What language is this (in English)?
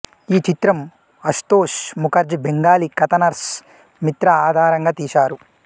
Telugu